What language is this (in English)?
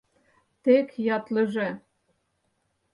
Mari